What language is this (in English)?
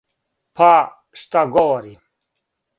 Serbian